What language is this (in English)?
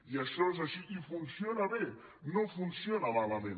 Catalan